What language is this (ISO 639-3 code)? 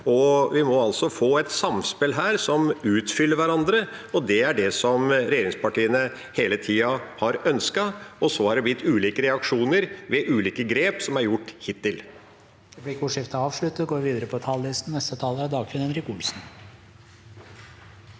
nor